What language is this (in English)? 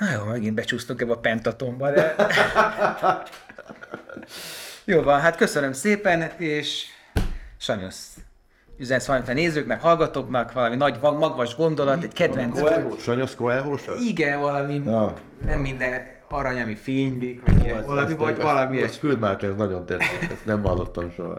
Hungarian